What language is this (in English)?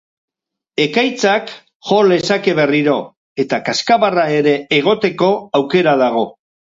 Basque